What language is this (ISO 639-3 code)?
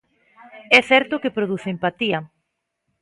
glg